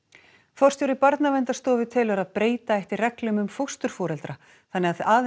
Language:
Icelandic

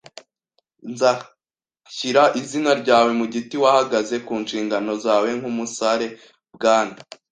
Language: Kinyarwanda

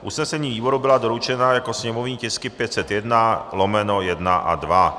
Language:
Czech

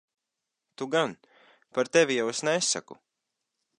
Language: Latvian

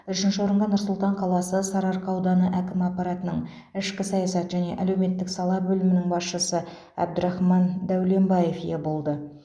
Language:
Kazakh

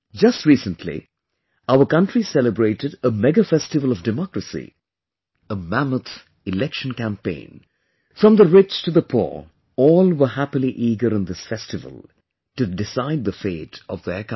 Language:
English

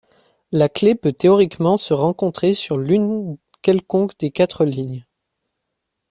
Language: French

